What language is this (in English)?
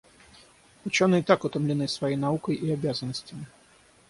Russian